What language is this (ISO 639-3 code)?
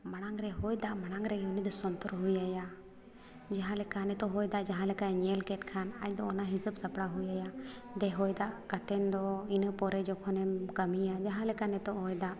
sat